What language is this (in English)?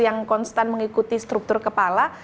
Indonesian